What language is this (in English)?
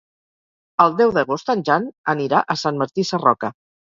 Catalan